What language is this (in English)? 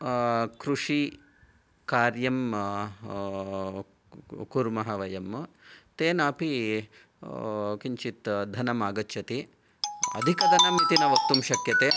Sanskrit